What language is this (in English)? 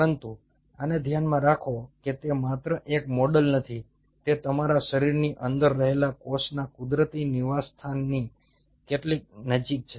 Gujarati